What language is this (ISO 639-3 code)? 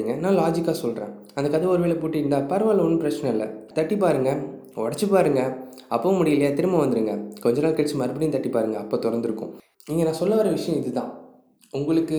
tam